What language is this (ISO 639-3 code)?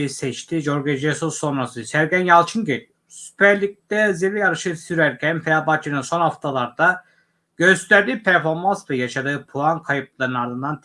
tur